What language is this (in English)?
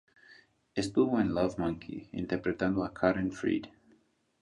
Spanish